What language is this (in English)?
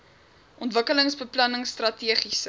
Afrikaans